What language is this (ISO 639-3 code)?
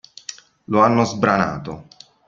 ita